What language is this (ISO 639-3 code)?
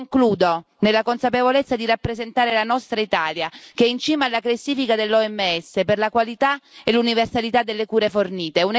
ita